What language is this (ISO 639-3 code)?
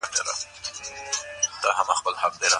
pus